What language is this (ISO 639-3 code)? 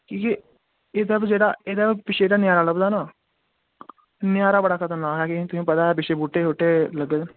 doi